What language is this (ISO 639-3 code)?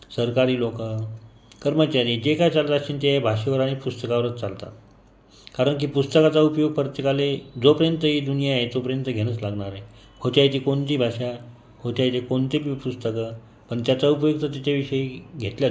mar